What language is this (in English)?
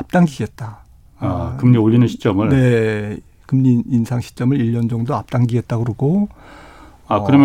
Korean